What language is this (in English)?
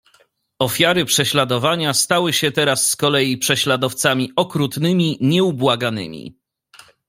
Polish